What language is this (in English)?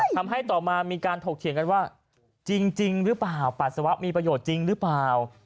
Thai